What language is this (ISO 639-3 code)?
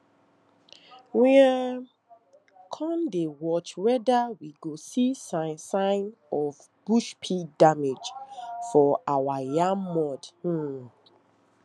pcm